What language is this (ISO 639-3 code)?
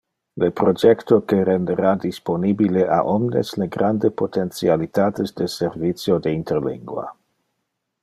ina